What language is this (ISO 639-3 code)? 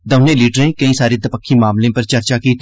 doi